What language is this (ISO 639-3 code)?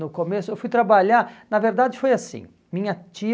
por